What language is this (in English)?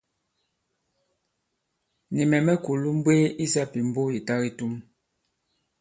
Bankon